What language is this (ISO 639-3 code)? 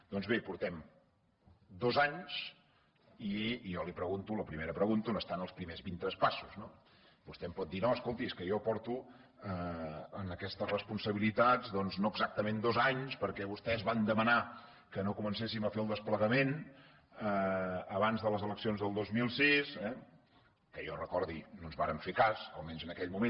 cat